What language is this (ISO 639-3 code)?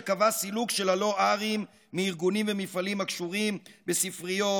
heb